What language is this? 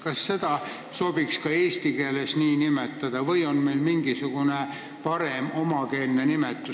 Estonian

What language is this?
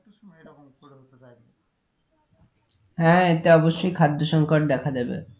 Bangla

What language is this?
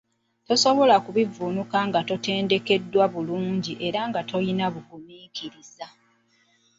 Ganda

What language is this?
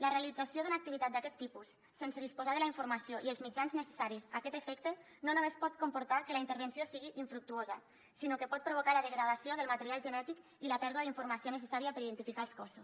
Catalan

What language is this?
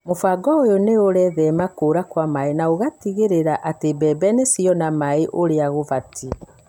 Kikuyu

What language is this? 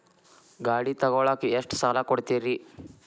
Kannada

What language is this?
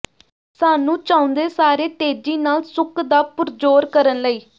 Punjabi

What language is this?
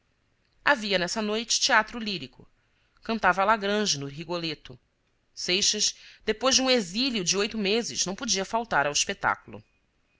Portuguese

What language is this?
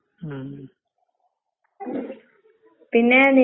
Malayalam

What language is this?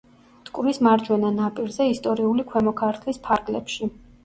Georgian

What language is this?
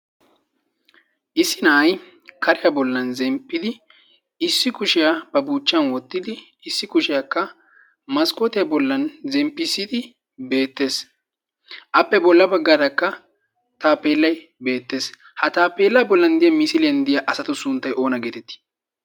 Wolaytta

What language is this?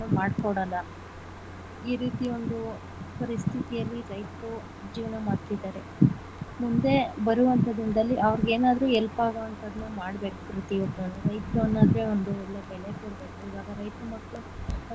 Kannada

